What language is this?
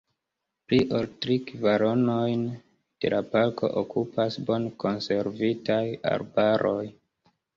Esperanto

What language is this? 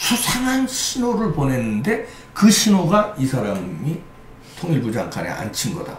Korean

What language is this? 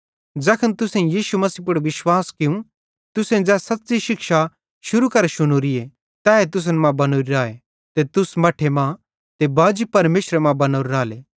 Bhadrawahi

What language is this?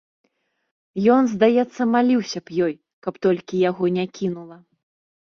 Belarusian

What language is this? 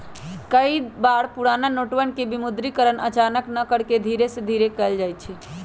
Magahi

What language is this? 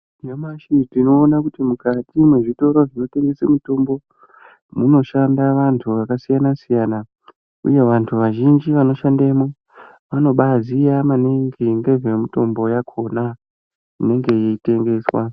Ndau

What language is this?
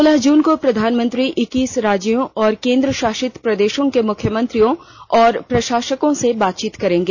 Hindi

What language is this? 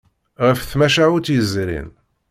Kabyle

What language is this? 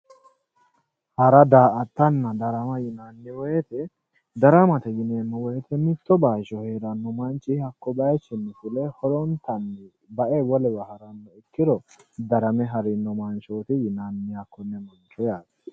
Sidamo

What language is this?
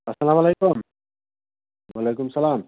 Kashmiri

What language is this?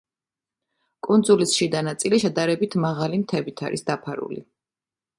Georgian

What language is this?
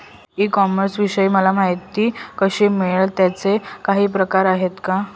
Marathi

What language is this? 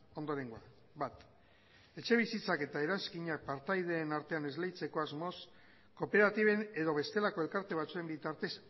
Basque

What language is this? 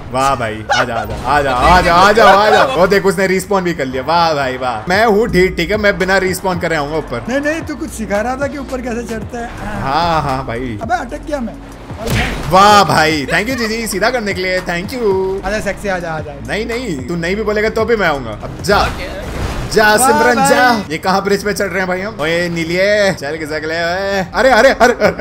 Hindi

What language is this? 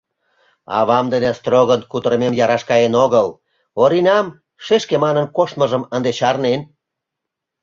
Mari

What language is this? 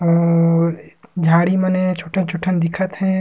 Surgujia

